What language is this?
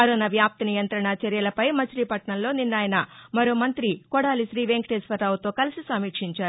Telugu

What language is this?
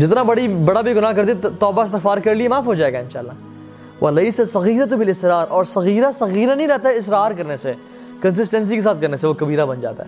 Urdu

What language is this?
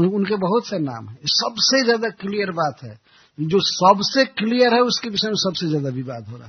Hindi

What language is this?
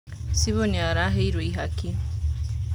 Kikuyu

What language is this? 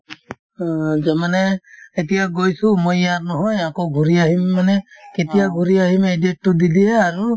Assamese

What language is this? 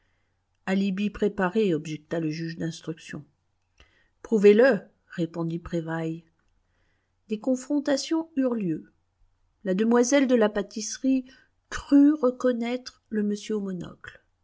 French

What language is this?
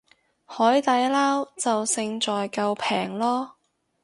Cantonese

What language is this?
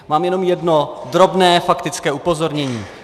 Czech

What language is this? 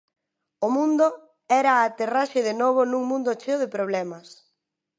Galician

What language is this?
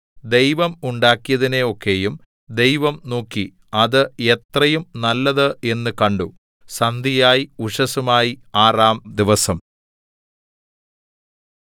Malayalam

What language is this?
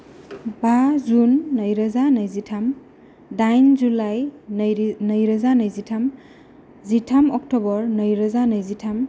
Bodo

